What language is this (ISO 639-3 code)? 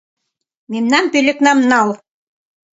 chm